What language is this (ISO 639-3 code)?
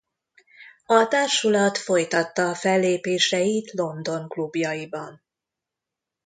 hun